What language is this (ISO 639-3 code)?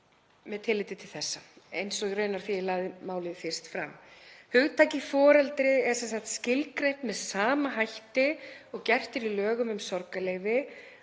isl